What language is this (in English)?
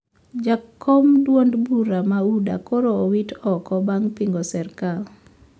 Luo (Kenya and Tanzania)